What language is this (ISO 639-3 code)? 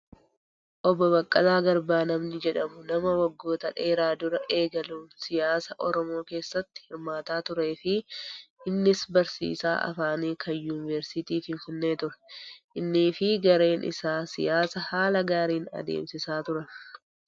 orm